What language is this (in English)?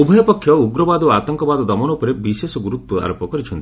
Odia